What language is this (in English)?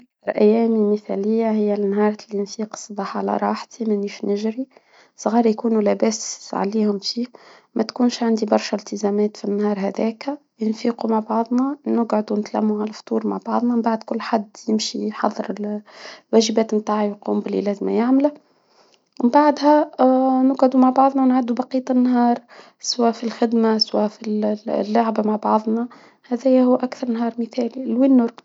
Tunisian Arabic